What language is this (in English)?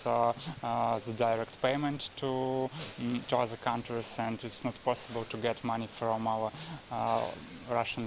Indonesian